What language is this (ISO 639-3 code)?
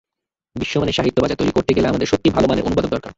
ben